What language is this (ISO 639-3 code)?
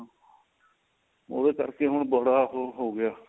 pan